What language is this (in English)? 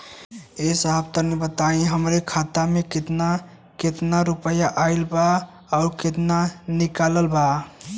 Bhojpuri